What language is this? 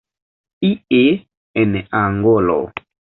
Esperanto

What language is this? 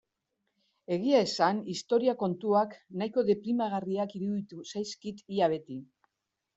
Basque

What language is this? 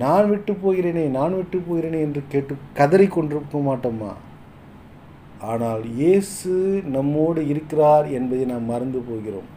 Tamil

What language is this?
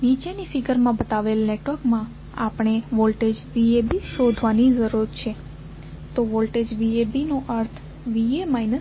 Gujarati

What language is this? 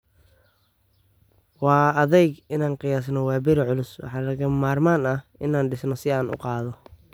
Somali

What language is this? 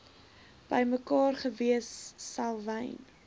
Afrikaans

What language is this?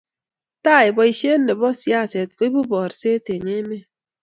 Kalenjin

